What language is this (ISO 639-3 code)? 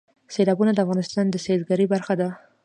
pus